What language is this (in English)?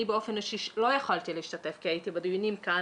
Hebrew